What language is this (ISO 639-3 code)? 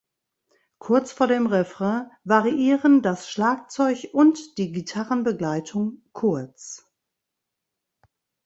deu